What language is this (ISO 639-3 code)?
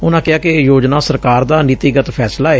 pan